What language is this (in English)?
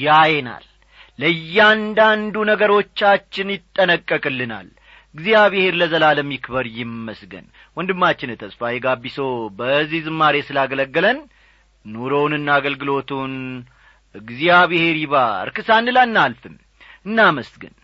Amharic